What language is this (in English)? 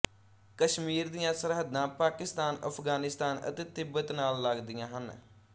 Punjabi